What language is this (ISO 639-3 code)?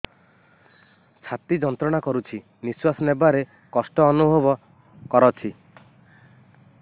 ori